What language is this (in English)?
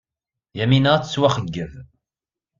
Kabyle